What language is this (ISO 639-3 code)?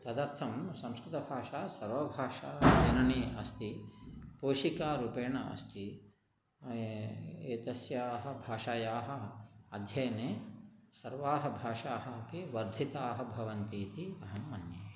san